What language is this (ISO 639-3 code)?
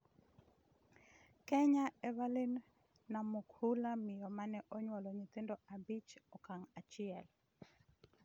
luo